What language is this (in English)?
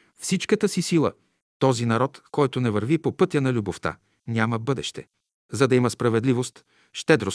Bulgarian